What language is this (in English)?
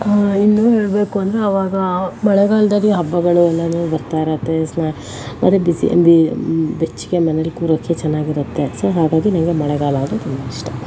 Kannada